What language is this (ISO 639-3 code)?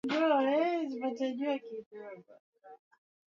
swa